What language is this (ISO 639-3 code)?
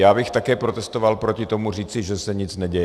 ces